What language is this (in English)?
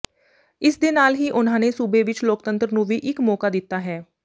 Punjabi